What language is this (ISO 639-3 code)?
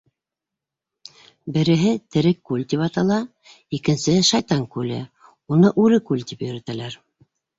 bak